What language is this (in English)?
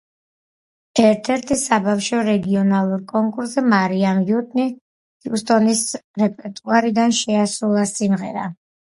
Georgian